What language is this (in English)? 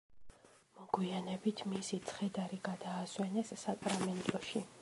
Georgian